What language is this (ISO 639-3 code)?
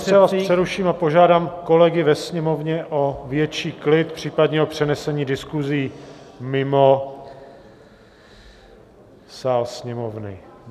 ces